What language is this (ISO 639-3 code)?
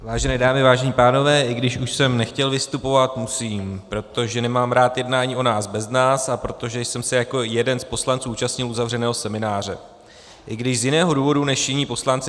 ces